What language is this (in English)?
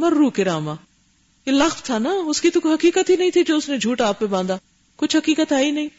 Urdu